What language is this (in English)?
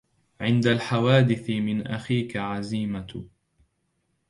Arabic